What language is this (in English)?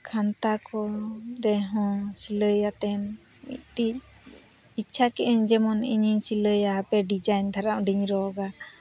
Santali